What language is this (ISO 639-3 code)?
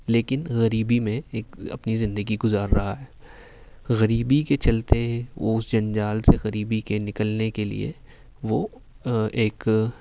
urd